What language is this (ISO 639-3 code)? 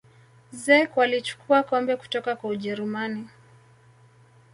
swa